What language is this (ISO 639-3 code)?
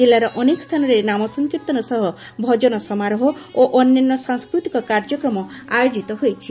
ori